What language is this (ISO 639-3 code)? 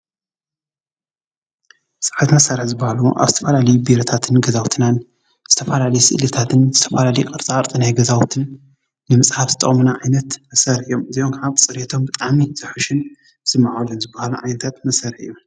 tir